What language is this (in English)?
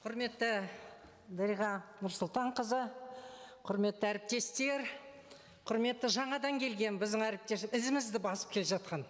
Kazakh